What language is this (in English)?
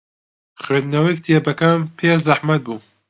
Central Kurdish